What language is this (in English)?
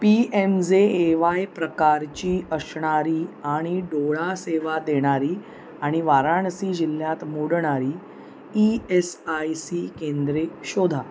Marathi